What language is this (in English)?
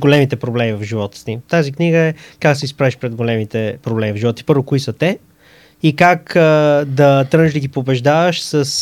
Bulgarian